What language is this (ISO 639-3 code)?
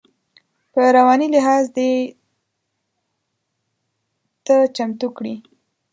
pus